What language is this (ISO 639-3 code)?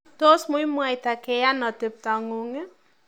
kln